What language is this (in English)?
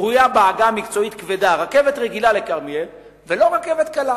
Hebrew